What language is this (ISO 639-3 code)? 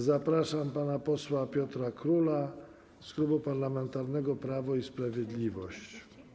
pol